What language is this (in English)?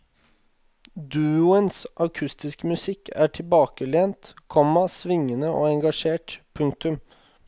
Norwegian